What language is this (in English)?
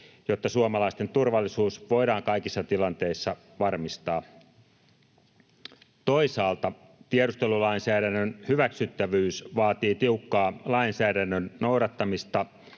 Finnish